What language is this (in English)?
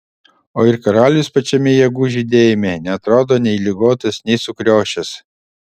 Lithuanian